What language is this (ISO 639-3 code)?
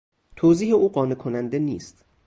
fas